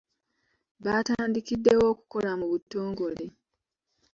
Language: Ganda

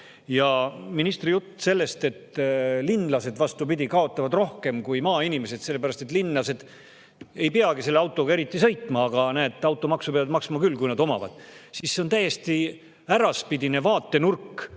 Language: Estonian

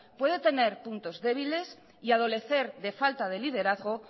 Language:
Spanish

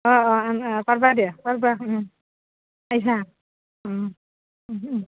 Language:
Assamese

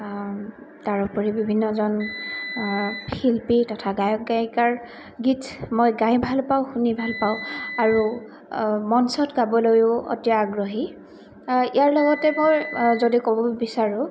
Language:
Assamese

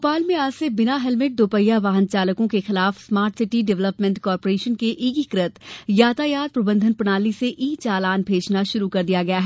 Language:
Hindi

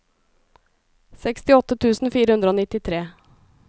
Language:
Norwegian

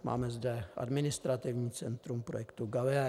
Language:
Czech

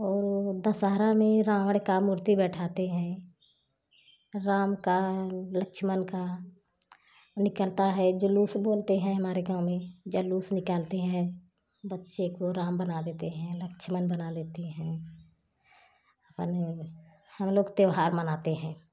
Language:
Hindi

